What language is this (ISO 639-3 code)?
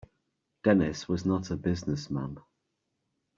eng